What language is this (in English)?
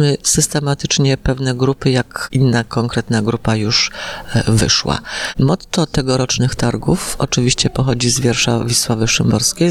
Polish